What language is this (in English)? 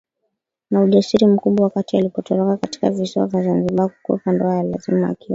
Swahili